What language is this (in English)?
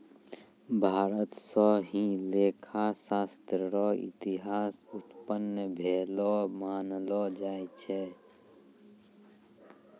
Maithili